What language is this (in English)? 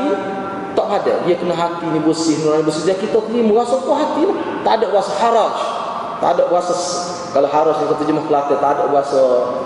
Malay